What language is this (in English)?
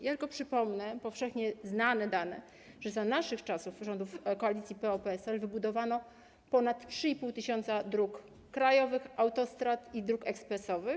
Polish